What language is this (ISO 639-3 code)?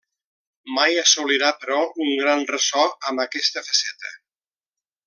cat